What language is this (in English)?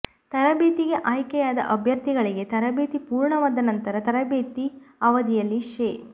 Kannada